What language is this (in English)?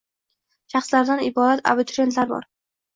Uzbek